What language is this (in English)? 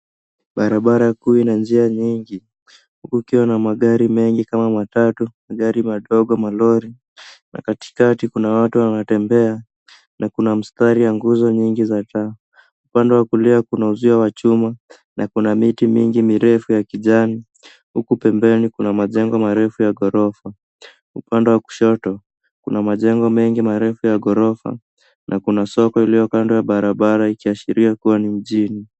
Swahili